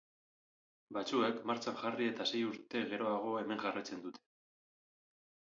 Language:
Basque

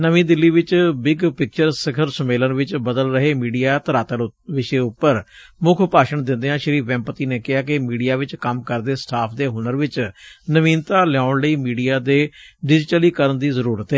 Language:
Punjabi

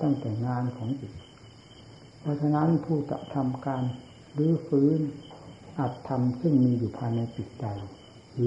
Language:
Thai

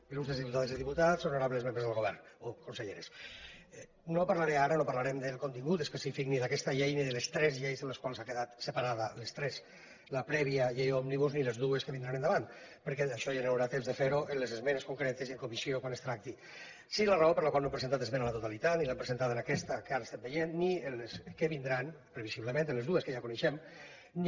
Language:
Catalan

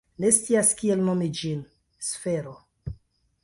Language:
Esperanto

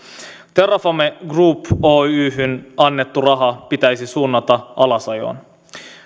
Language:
Finnish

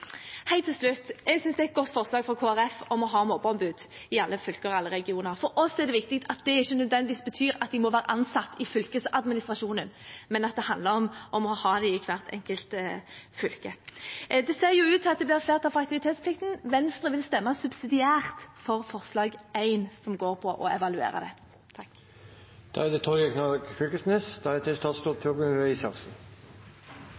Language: Norwegian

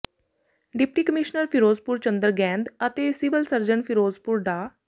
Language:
Punjabi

